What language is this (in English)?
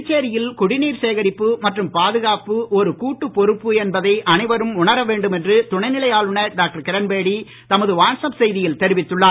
Tamil